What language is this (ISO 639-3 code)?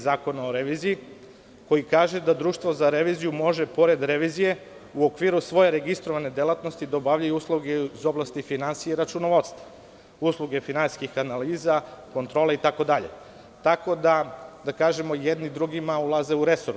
srp